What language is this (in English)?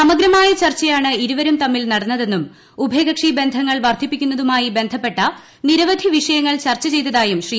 Malayalam